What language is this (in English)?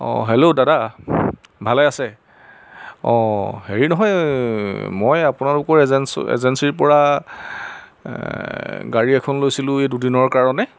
Assamese